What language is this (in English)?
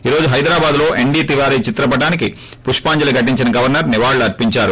Telugu